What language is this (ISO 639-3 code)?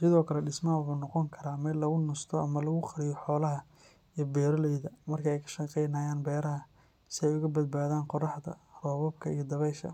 som